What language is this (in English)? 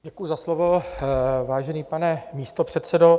Czech